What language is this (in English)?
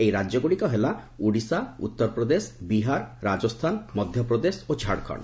Odia